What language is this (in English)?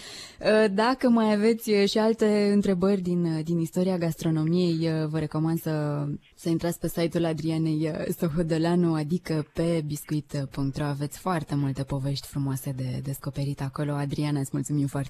Romanian